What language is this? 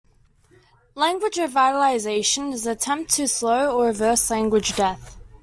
English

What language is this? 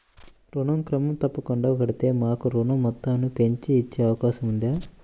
Telugu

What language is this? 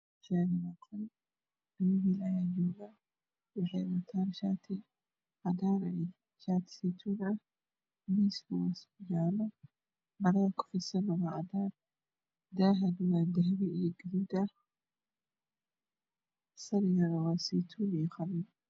Somali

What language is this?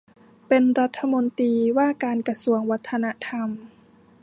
Thai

